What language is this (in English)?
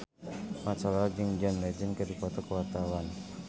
Sundanese